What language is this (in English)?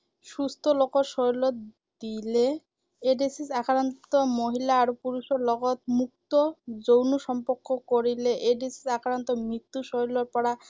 Assamese